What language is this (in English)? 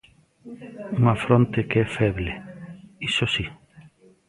Galician